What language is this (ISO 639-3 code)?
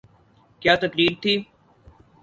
urd